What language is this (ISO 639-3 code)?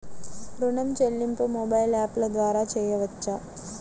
tel